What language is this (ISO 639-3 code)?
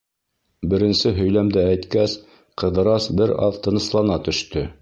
bak